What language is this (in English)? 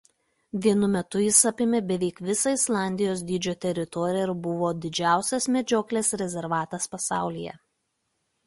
Lithuanian